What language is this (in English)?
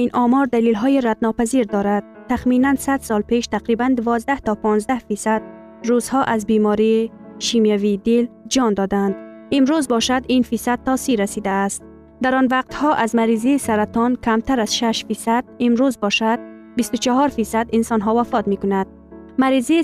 Persian